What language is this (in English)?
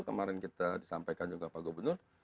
Indonesian